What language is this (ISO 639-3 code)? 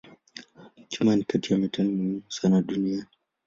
swa